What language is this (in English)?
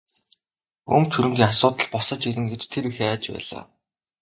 Mongolian